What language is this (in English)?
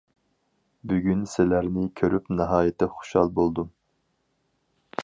Uyghur